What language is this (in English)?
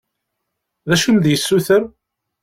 Kabyle